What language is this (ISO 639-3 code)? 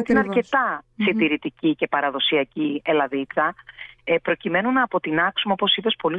ell